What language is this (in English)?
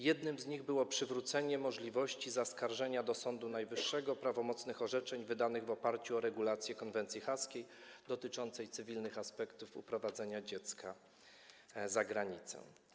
Polish